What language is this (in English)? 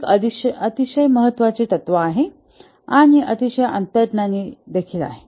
Marathi